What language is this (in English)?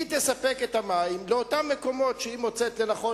Hebrew